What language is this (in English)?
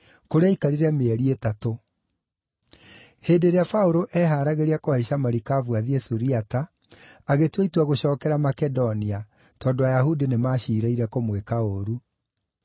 Kikuyu